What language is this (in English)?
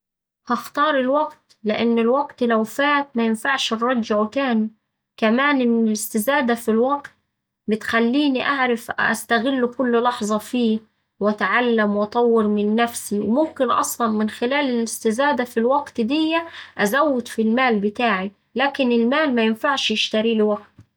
Saidi Arabic